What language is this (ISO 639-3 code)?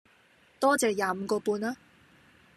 yue